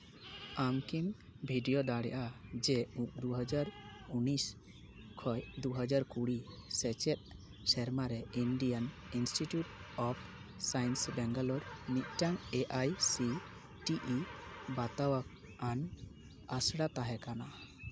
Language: Santali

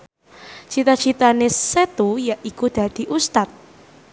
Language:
Javanese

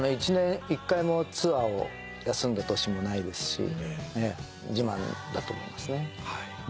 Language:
Japanese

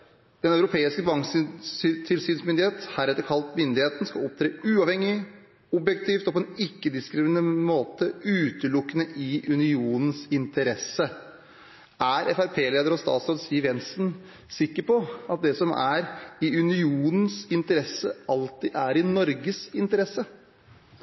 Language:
Norwegian Bokmål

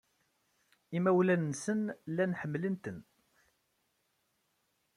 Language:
Kabyle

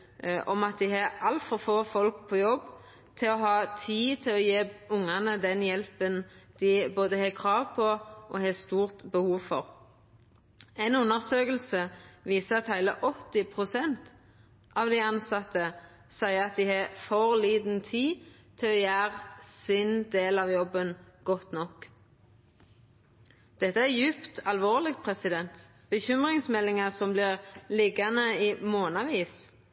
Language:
Norwegian Nynorsk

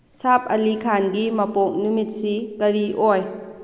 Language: Manipuri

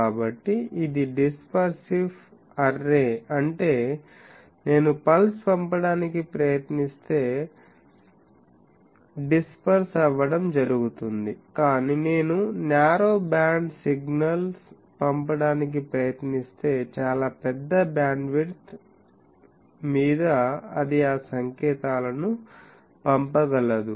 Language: Telugu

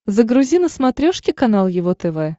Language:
Russian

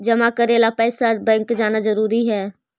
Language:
Magahi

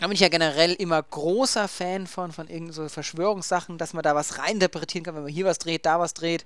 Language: German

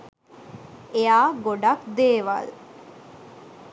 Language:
Sinhala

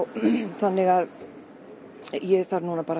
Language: Icelandic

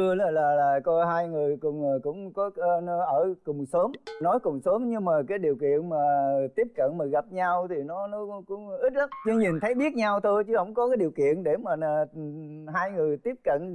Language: Vietnamese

